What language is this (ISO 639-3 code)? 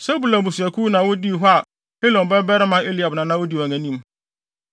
aka